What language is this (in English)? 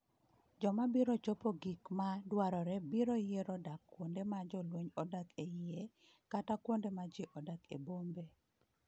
Luo (Kenya and Tanzania)